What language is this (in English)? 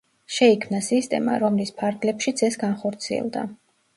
Georgian